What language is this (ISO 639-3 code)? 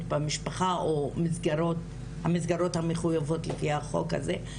heb